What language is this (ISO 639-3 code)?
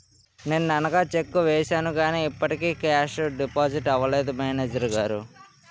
tel